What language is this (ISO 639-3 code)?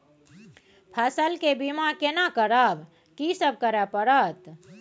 mai